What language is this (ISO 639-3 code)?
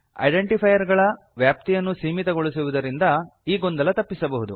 kan